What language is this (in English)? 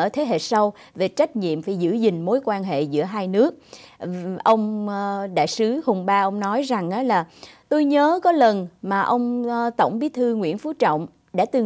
Vietnamese